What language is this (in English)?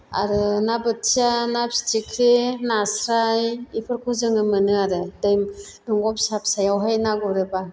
Bodo